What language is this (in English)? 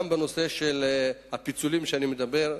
Hebrew